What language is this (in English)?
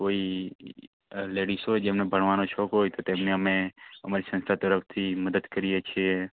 Gujarati